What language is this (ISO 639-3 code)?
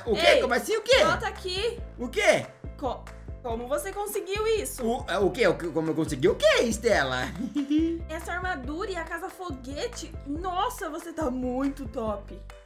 por